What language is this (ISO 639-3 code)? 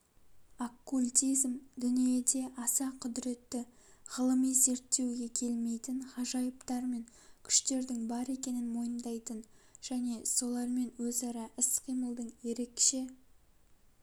kaz